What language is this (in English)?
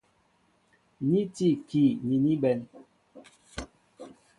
Mbo (Cameroon)